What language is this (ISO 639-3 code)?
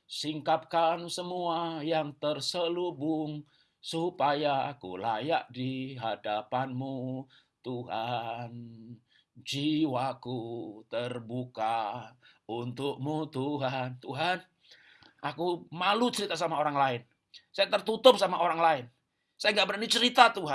ind